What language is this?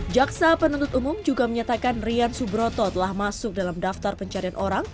Indonesian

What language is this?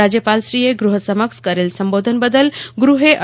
Gujarati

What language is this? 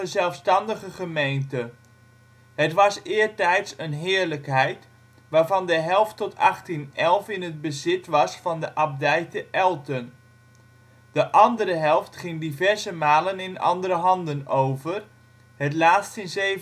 Dutch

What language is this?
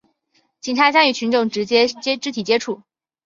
Chinese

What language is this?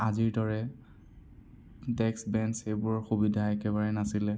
Assamese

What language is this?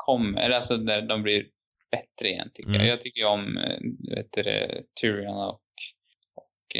Swedish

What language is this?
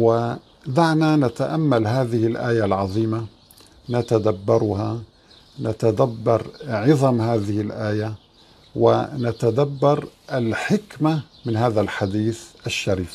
Arabic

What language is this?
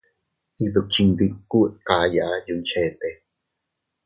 Teutila Cuicatec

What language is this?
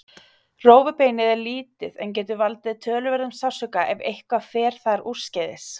Icelandic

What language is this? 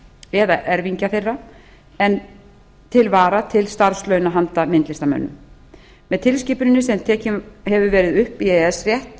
Icelandic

